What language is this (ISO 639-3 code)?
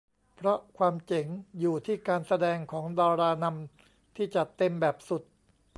tha